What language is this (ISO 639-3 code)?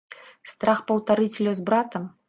bel